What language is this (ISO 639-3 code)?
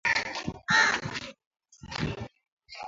swa